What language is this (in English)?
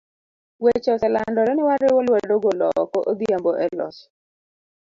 Luo (Kenya and Tanzania)